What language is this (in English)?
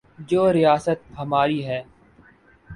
Urdu